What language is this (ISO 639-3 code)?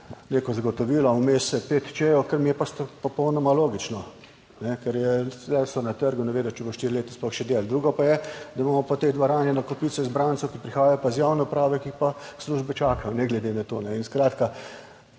slv